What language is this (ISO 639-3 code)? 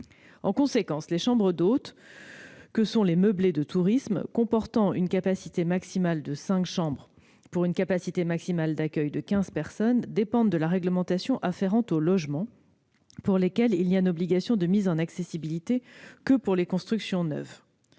fra